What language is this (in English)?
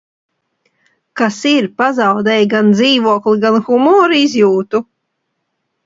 Latvian